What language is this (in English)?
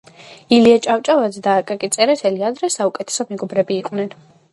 Georgian